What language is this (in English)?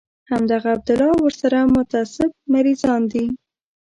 Pashto